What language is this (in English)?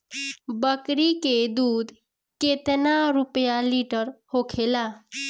Bhojpuri